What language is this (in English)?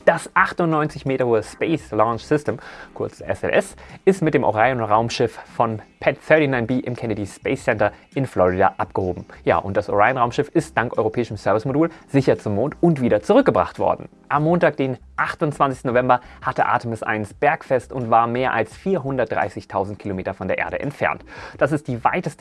German